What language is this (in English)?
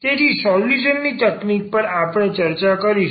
Gujarati